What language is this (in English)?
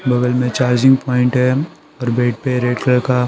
Hindi